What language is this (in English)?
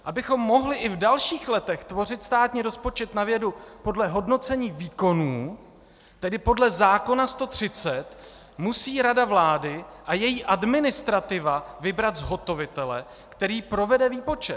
Czech